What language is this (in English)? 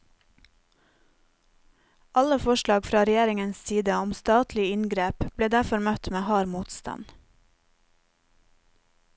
Norwegian